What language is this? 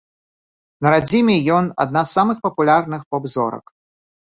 Belarusian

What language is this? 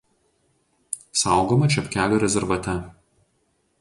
Lithuanian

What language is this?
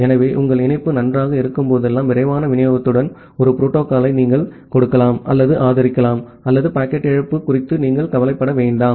Tamil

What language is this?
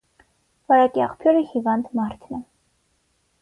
Armenian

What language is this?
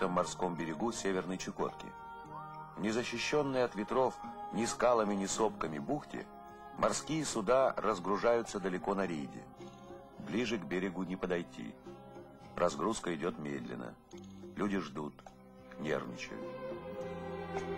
Russian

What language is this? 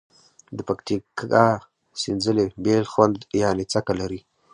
Pashto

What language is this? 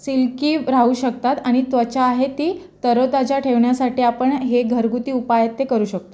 Marathi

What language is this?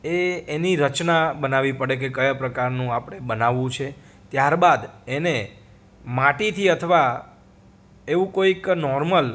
Gujarati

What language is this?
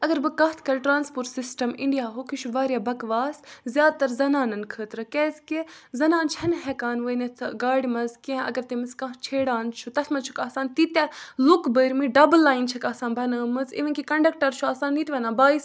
Kashmiri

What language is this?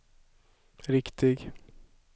Swedish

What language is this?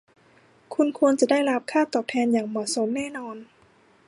Thai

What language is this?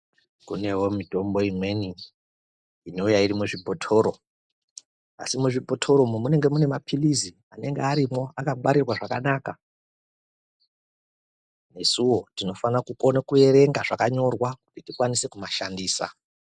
Ndau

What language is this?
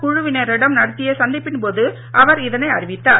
Tamil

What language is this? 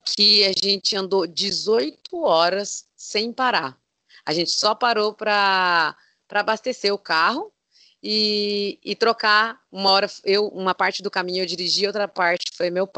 Portuguese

